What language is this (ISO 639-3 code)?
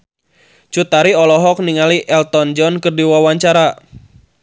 sun